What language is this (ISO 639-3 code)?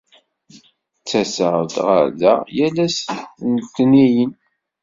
kab